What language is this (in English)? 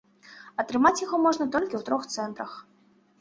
Belarusian